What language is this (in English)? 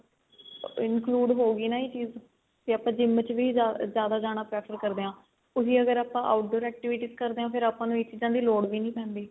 Punjabi